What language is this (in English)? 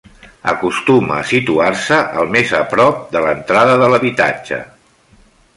Catalan